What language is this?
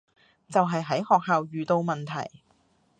Cantonese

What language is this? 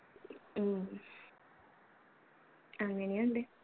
Malayalam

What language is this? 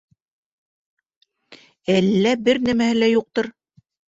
Bashkir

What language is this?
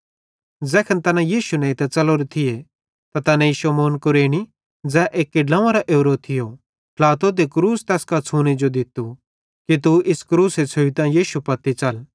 Bhadrawahi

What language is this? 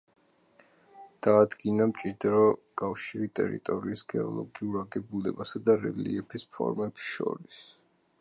Georgian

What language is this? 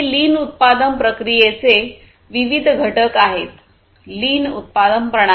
Marathi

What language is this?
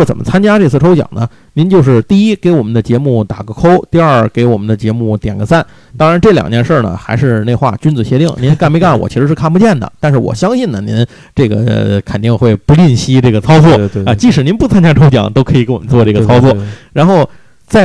Chinese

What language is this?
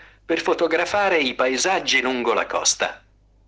Russian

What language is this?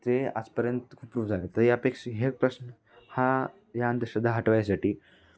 Marathi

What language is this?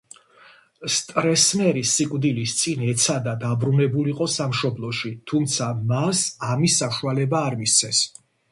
Georgian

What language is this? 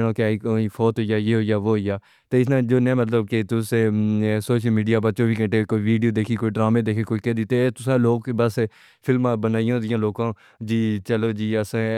Pahari-Potwari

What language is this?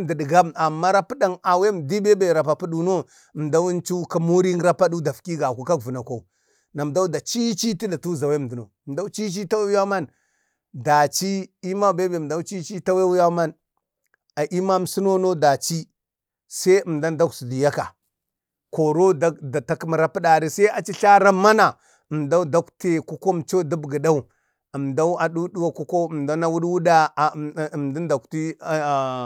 Bade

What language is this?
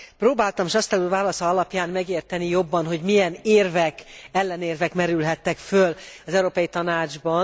Hungarian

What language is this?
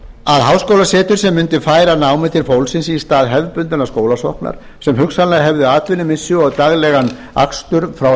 Icelandic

